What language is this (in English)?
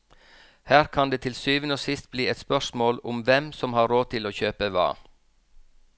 Norwegian